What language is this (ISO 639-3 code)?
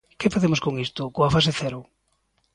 glg